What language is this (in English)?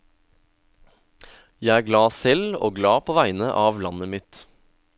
Norwegian